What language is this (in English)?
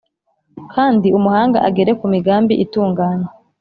Kinyarwanda